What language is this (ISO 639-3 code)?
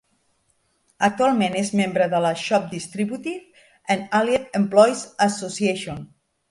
cat